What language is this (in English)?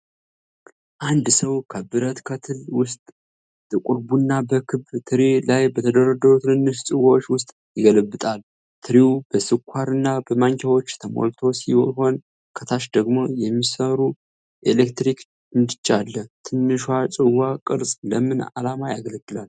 Amharic